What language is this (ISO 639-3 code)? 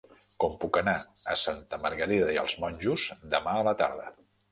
cat